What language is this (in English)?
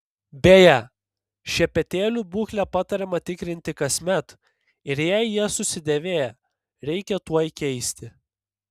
Lithuanian